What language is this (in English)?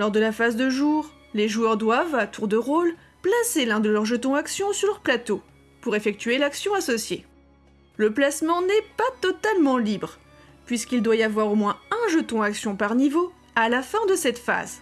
French